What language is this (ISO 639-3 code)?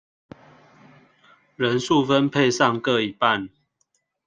zho